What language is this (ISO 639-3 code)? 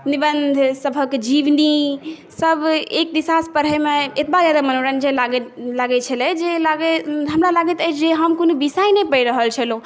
mai